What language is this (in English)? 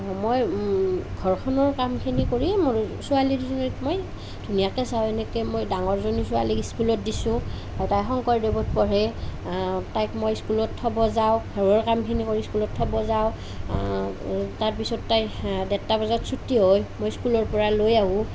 Assamese